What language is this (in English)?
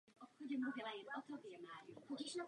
Czech